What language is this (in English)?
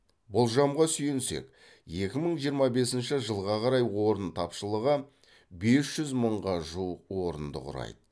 Kazakh